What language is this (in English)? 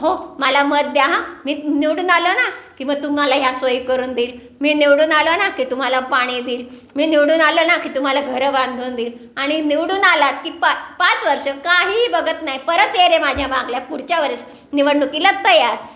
Marathi